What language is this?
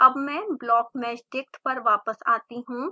Hindi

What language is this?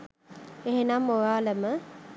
Sinhala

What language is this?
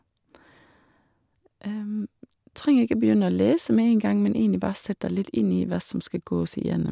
Norwegian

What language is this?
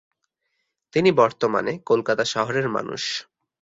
Bangla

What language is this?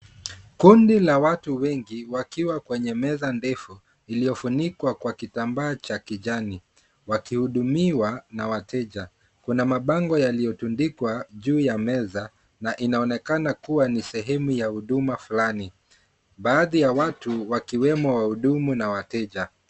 Swahili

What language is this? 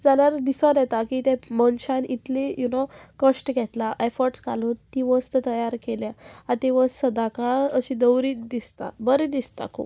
Konkani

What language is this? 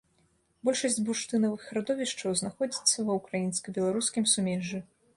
Belarusian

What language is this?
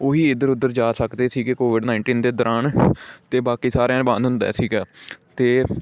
Punjabi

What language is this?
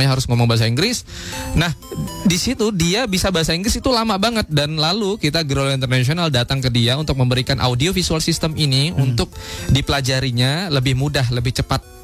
Indonesian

